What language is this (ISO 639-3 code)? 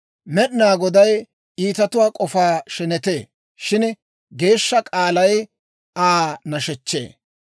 dwr